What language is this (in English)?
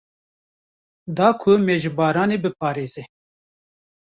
Kurdish